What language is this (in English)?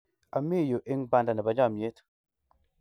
Kalenjin